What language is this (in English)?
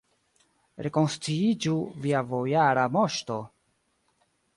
Esperanto